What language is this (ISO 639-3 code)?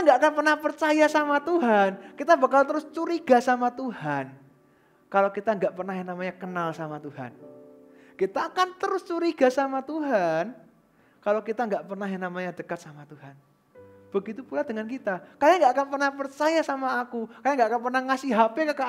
ind